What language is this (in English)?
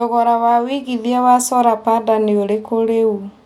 Kikuyu